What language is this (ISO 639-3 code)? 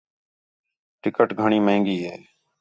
xhe